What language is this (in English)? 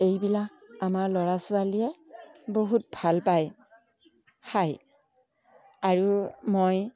Assamese